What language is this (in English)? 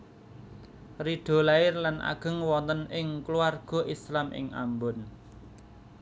Javanese